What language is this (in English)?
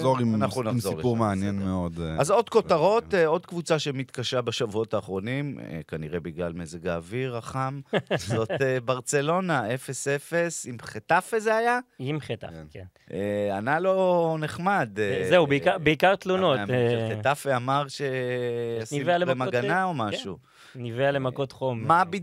Hebrew